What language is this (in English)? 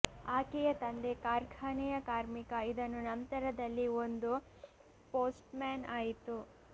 Kannada